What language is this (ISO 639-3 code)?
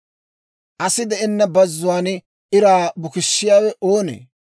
dwr